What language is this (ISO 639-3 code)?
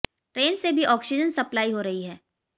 hin